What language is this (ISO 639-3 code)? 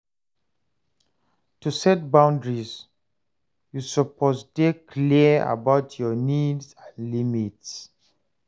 pcm